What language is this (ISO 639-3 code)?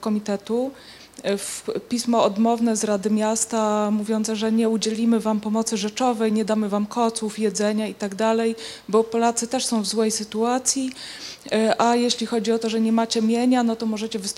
pol